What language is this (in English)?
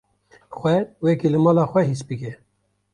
Kurdish